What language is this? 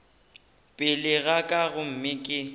Northern Sotho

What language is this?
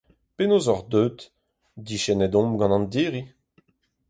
Breton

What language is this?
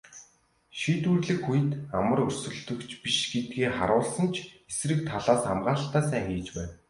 Mongolian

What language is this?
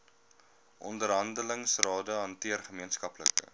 Afrikaans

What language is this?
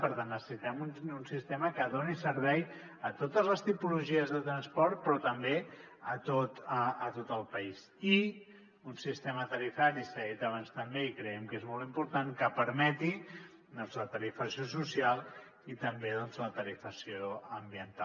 Catalan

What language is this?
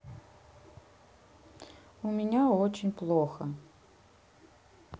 Russian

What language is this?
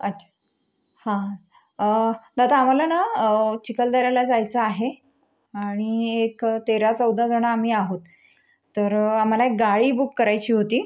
Marathi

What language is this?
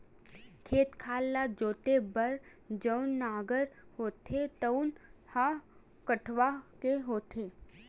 Chhattisgarhi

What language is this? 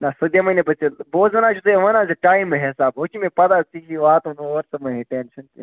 Kashmiri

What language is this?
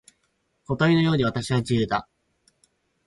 Japanese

